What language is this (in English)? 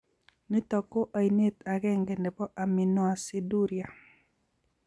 Kalenjin